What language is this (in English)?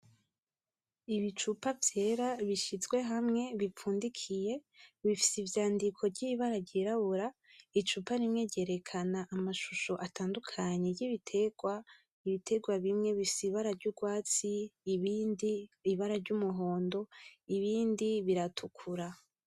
Rundi